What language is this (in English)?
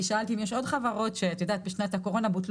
Hebrew